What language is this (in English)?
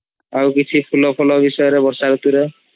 Odia